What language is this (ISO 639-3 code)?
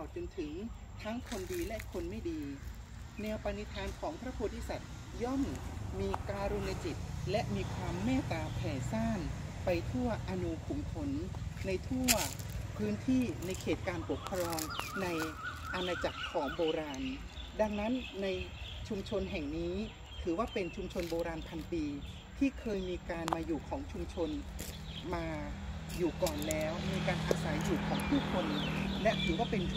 tha